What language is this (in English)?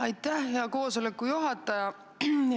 Estonian